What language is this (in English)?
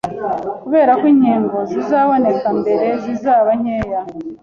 Kinyarwanda